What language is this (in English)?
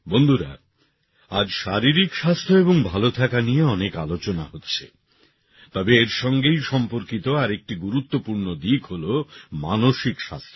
Bangla